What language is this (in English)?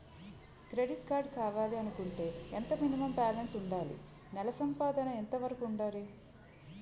Telugu